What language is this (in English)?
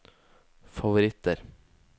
Norwegian